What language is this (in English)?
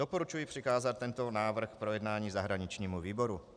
Czech